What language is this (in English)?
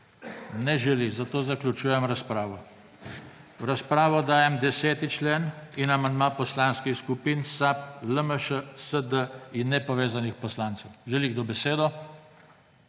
Slovenian